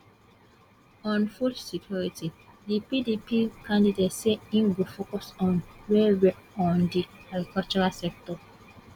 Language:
Nigerian Pidgin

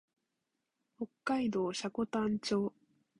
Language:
Japanese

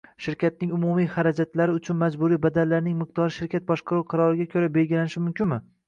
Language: Uzbek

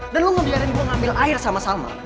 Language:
Indonesian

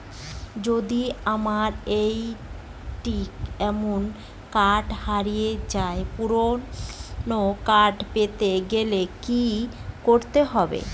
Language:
Bangla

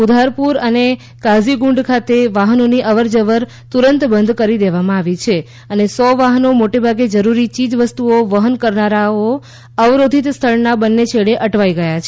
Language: Gujarati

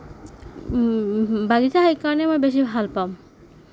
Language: Assamese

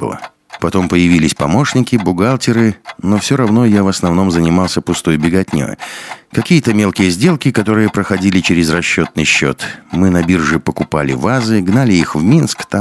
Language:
Russian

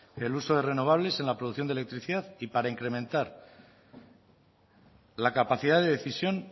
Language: Spanish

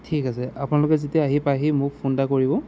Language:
Assamese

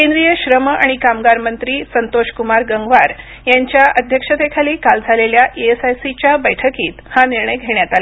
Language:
Marathi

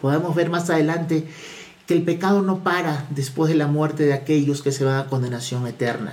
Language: Spanish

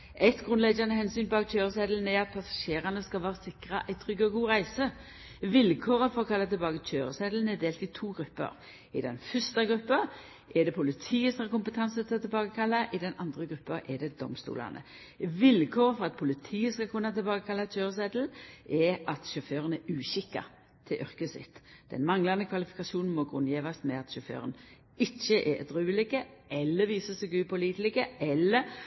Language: Norwegian Nynorsk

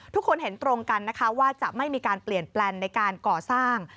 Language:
Thai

